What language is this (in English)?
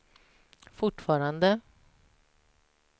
Swedish